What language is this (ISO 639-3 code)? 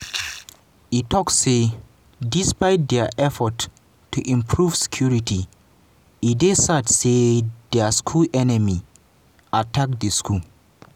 pcm